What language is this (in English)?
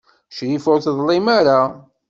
Kabyle